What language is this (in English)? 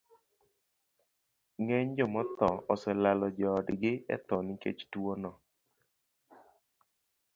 Luo (Kenya and Tanzania)